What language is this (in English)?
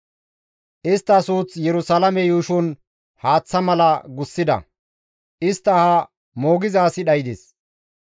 Gamo